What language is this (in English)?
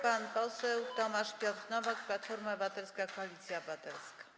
Polish